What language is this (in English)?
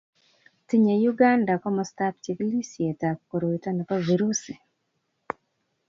Kalenjin